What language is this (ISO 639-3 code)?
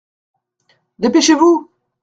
fra